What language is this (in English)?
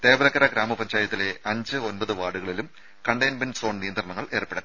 Malayalam